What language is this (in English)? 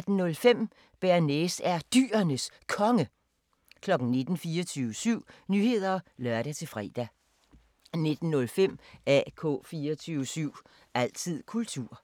Danish